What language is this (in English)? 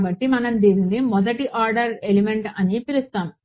Telugu